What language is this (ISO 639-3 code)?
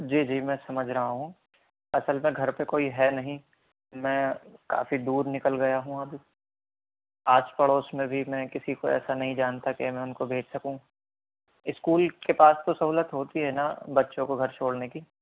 urd